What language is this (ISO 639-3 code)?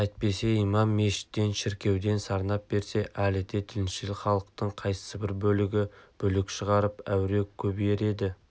kaz